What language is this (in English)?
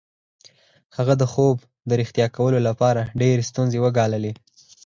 Pashto